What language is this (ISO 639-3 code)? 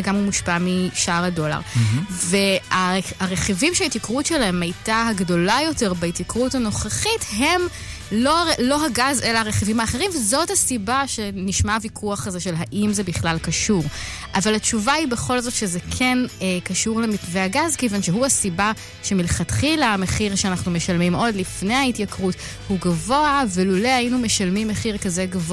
heb